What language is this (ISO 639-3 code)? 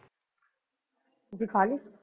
pan